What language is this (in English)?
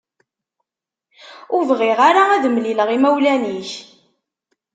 Kabyle